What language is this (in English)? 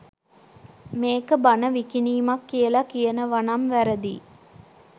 Sinhala